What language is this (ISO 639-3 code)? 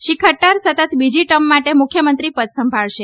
guj